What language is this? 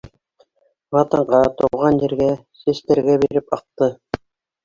Bashkir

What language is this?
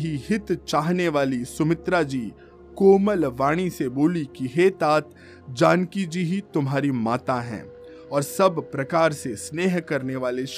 Hindi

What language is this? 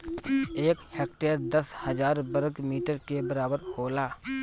Bhojpuri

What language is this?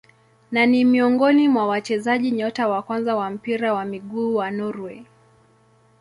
Swahili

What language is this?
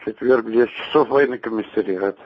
Russian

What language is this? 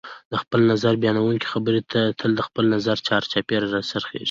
Pashto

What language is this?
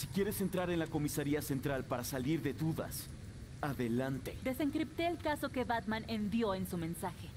Spanish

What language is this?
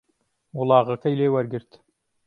Central Kurdish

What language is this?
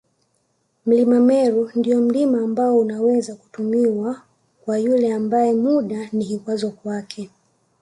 Swahili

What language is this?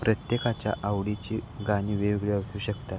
Marathi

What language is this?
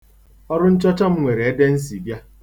Igbo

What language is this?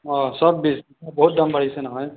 Assamese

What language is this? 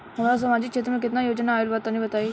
Bhojpuri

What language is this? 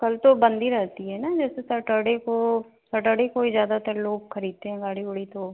Hindi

